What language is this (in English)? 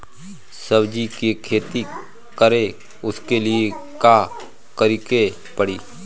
Bhojpuri